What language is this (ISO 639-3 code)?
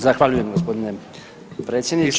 hrv